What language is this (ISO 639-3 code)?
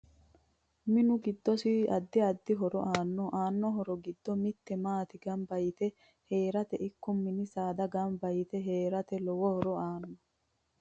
sid